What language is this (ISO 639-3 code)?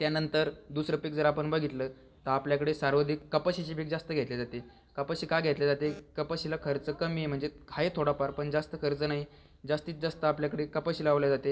mar